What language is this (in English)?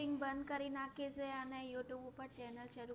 Gujarati